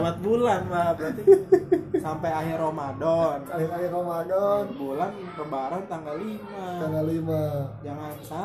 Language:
Indonesian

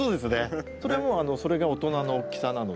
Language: Japanese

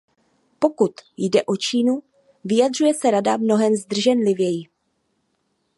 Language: Czech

